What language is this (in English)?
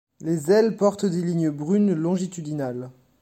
French